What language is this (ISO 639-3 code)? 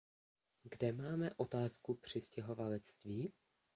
ces